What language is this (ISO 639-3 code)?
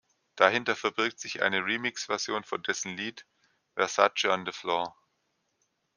deu